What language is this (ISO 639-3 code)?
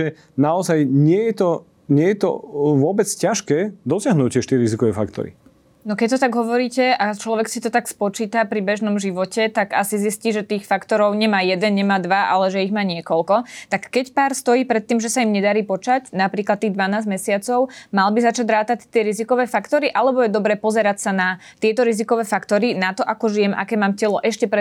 slk